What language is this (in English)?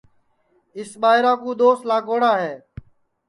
Sansi